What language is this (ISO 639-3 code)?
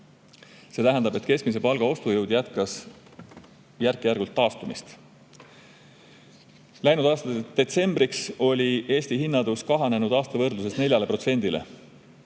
est